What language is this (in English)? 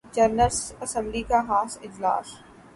Urdu